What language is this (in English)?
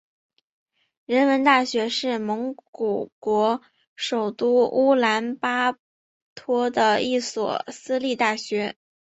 Chinese